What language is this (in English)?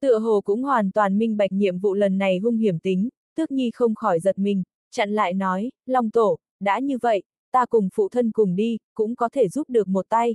Vietnamese